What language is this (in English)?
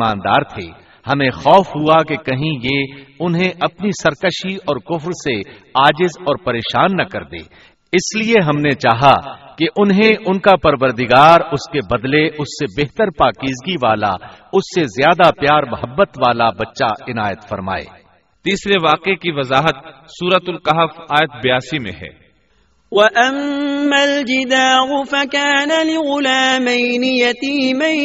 Urdu